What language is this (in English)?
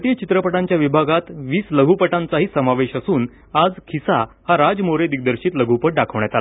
Marathi